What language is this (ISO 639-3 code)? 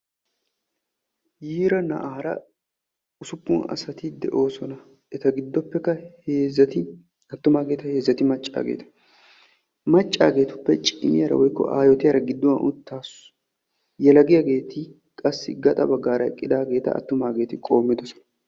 wal